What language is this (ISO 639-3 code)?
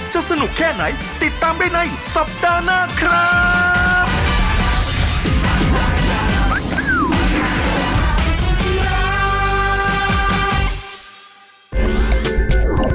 tha